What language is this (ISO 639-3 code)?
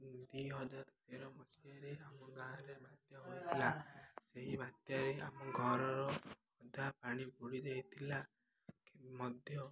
ori